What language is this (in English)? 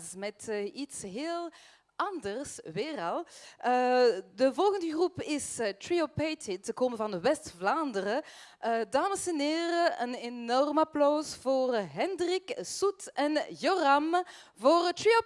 Dutch